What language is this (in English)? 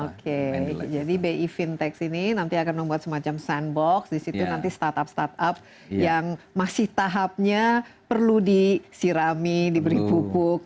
Indonesian